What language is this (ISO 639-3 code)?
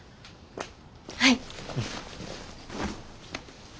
jpn